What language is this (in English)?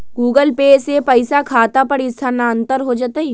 Magahi